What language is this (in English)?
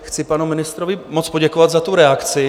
Czech